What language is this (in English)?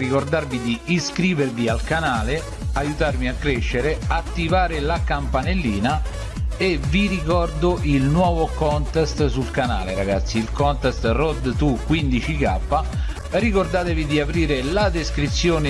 Italian